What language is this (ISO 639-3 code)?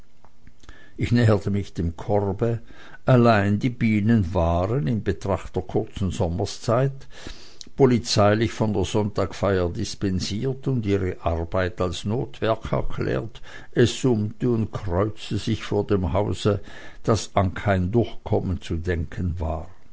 deu